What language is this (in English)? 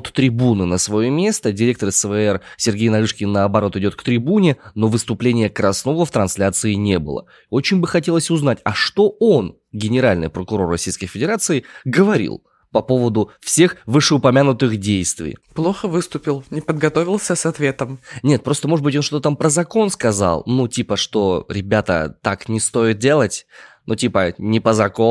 Russian